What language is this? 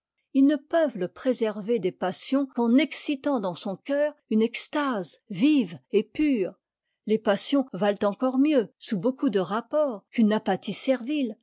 French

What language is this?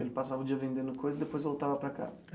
Portuguese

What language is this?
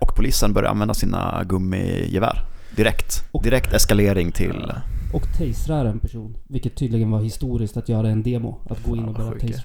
Swedish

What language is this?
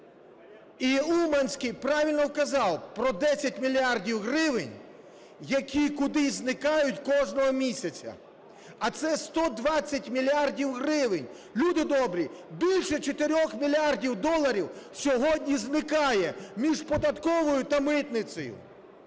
Ukrainian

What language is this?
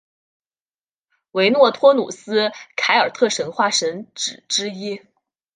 Chinese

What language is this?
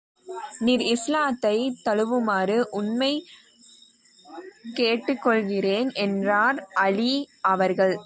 Tamil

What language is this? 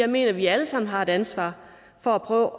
Danish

